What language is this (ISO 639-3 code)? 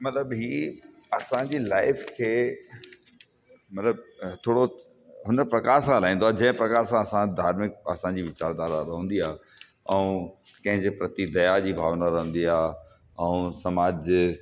snd